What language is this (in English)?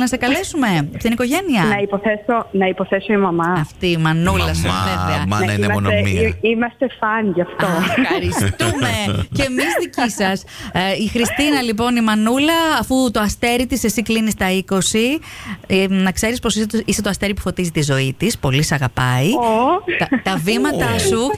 Greek